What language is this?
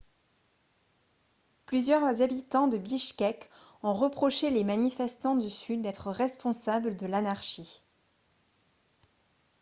French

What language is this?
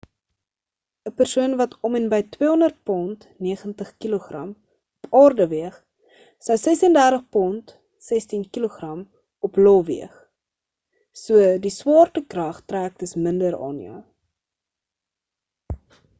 Afrikaans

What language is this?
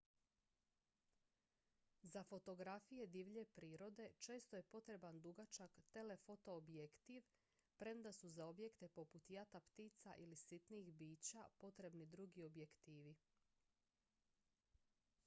Croatian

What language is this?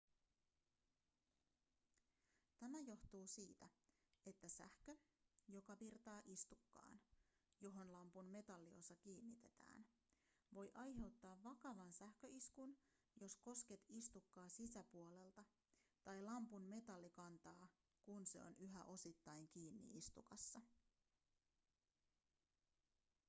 Finnish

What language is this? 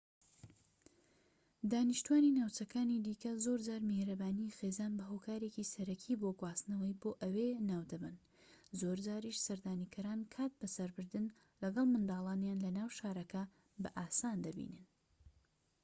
Central Kurdish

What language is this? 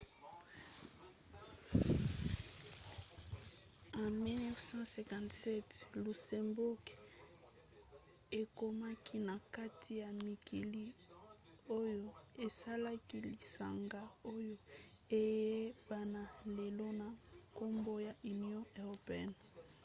Lingala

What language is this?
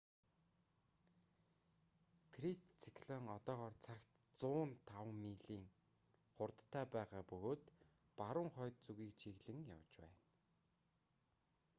Mongolian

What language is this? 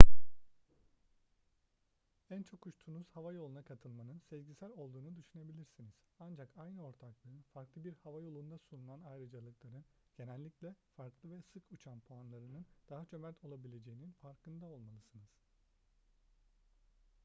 Turkish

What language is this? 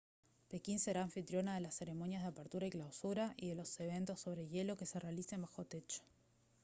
Spanish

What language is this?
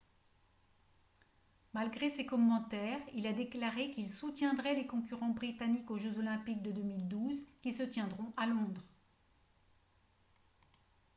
French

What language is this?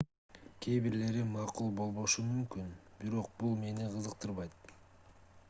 Kyrgyz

